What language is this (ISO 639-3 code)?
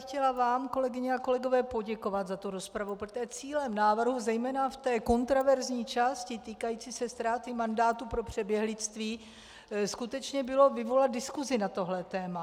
ces